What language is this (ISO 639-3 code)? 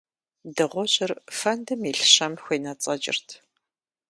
kbd